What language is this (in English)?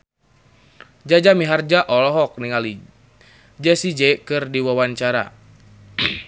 Sundanese